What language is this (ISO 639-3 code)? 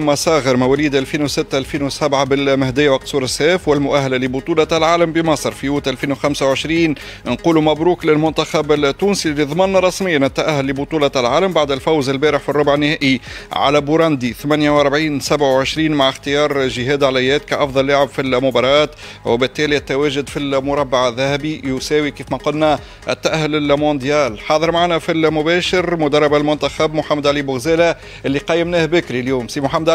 ara